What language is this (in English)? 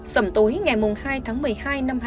Vietnamese